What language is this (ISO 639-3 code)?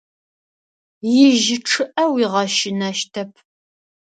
ady